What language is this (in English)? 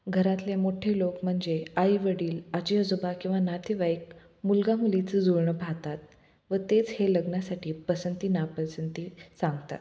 Marathi